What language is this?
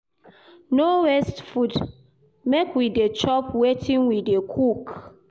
Nigerian Pidgin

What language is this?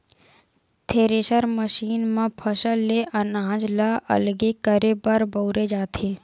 Chhattisgarhi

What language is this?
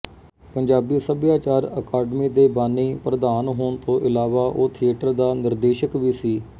Punjabi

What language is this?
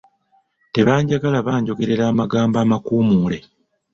Ganda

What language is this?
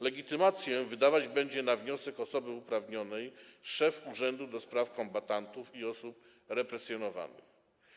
Polish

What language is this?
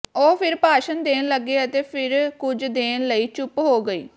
Punjabi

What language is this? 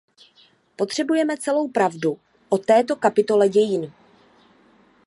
Czech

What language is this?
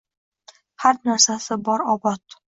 Uzbek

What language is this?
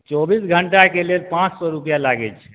Maithili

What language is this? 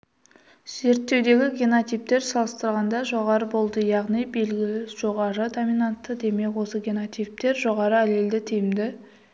Kazakh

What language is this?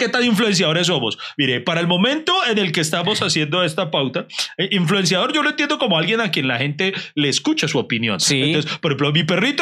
Spanish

